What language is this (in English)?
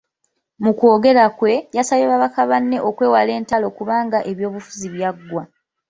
Ganda